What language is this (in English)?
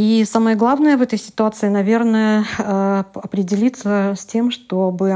Russian